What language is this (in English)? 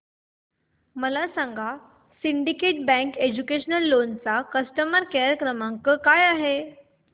Marathi